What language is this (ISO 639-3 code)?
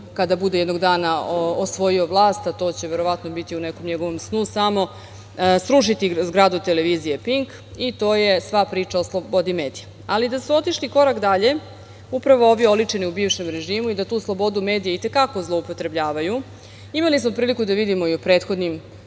srp